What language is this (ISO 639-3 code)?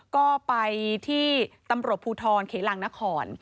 tha